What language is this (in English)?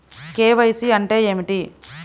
Telugu